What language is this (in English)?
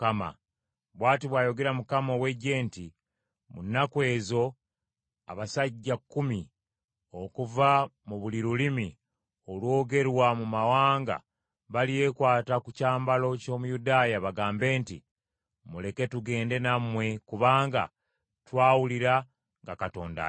Ganda